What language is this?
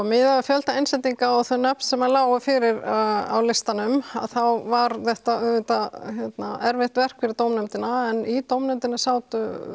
Icelandic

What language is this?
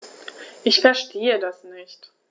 German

